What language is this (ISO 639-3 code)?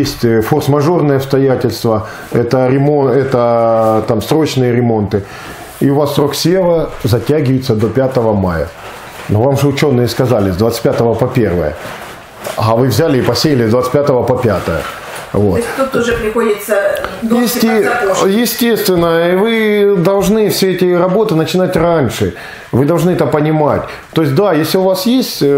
rus